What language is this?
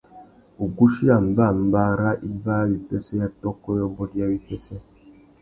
Tuki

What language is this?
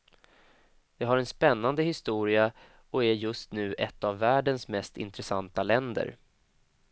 Swedish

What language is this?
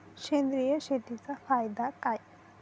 Marathi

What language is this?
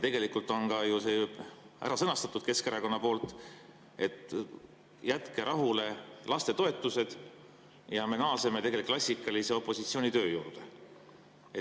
Estonian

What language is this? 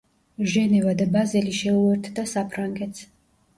Georgian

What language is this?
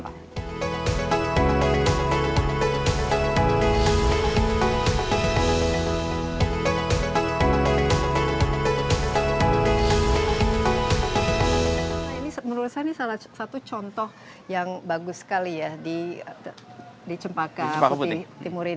Indonesian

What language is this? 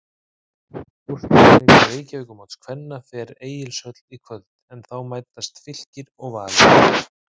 Icelandic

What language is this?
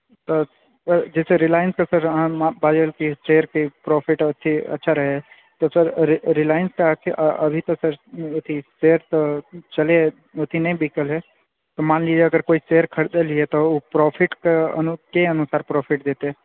Maithili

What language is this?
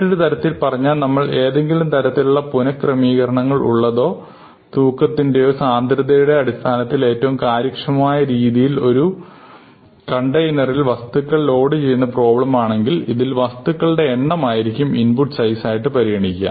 Malayalam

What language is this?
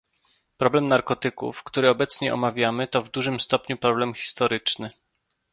Polish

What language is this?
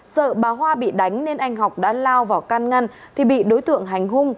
Vietnamese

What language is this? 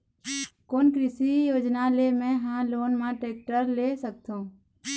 Chhattisgarhi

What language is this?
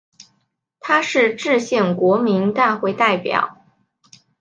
Chinese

